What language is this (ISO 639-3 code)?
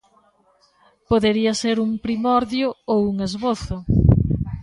glg